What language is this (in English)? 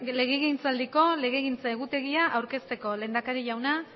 Basque